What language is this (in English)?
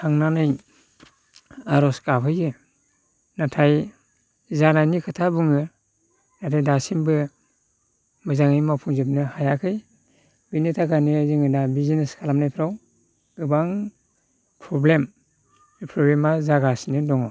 Bodo